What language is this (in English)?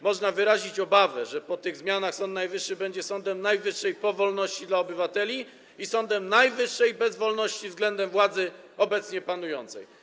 Polish